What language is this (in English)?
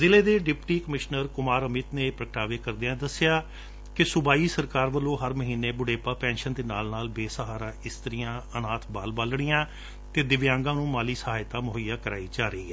Punjabi